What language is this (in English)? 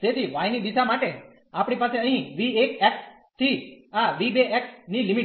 Gujarati